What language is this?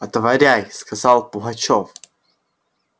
Russian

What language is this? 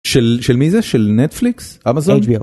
Hebrew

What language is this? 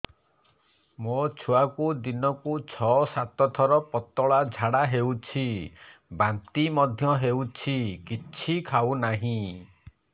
Odia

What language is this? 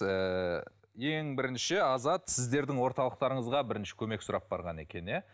Kazakh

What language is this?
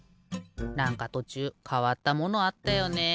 Japanese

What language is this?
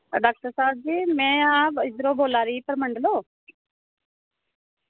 Dogri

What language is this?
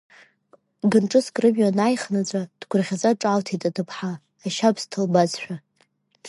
Abkhazian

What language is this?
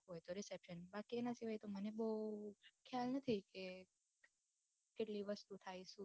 Gujarati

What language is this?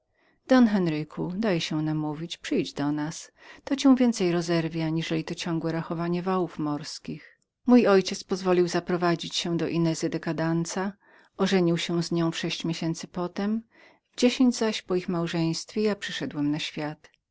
Polish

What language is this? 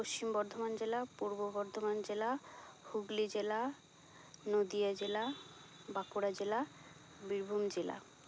Santali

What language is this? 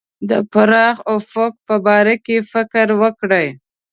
Pashto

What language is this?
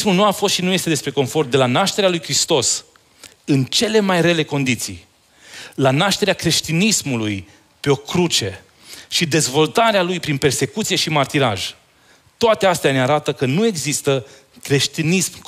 Romanian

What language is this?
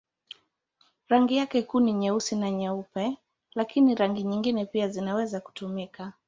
Swahili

